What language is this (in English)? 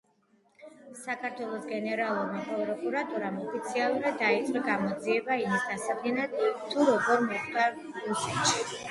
Georgian